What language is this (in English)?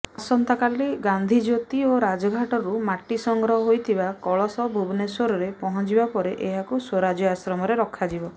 Odia